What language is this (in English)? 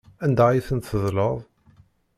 Kabyle